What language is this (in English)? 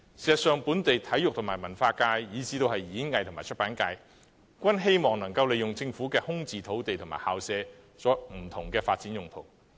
Cantonese